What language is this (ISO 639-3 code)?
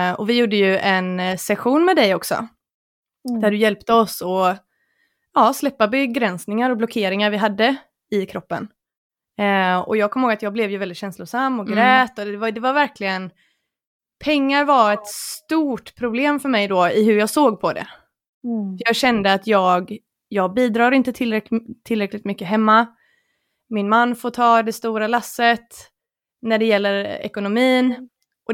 swe